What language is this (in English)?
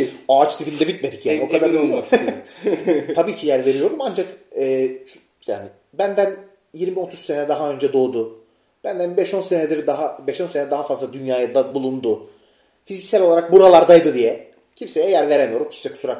Turkish